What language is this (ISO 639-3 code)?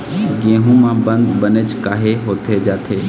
hne